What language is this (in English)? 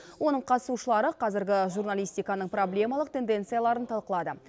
Kazakh